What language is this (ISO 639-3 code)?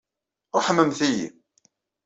kab